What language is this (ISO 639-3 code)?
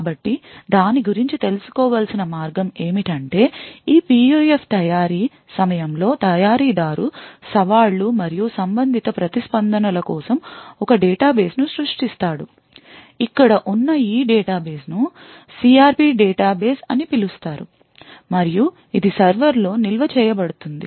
tel